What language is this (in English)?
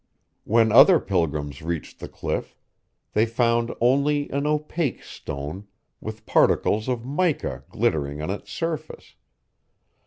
English